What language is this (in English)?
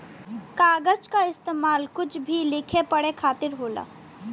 Bhojpuri